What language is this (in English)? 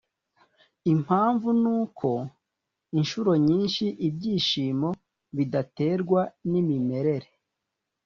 Kinyarwanda